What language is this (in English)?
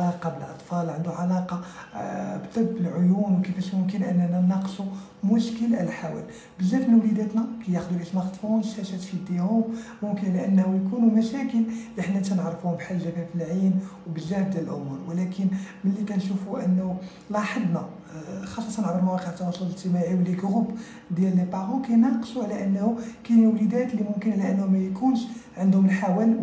Arabic